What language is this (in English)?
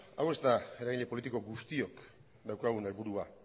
Basque